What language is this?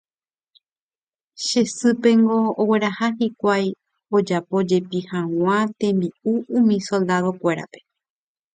Guarani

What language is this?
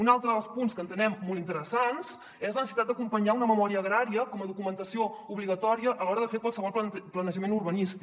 Catalan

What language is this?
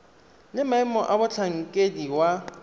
Tswana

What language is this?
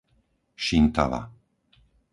Slovak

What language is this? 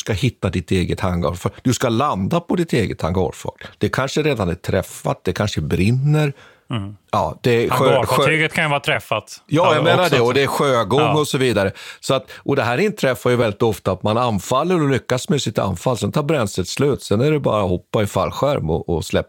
Swedish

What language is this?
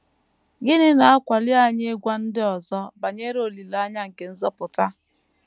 Igbo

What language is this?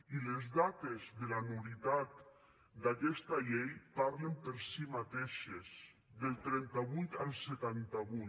Catalan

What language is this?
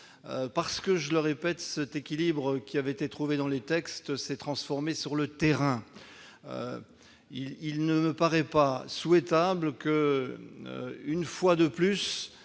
French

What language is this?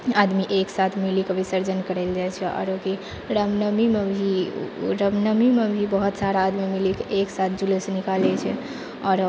Maithili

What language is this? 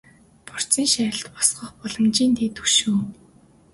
Mongolian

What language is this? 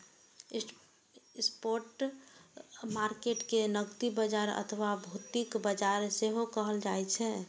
Maithili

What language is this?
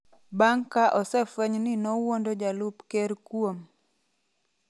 Luo (Kenya and Tanzania)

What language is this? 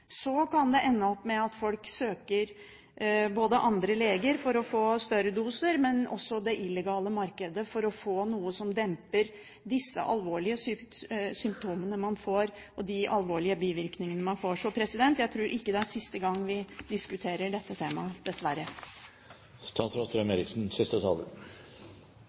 Norwegian Bokmål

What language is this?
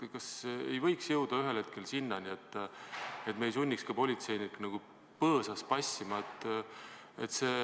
Estonian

